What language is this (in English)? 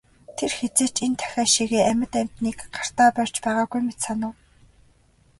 Mongolian